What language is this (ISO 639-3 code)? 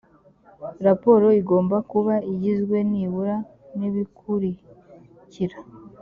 kin